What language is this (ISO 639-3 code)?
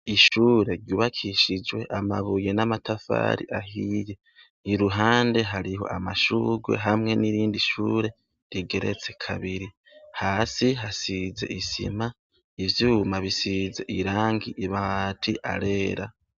run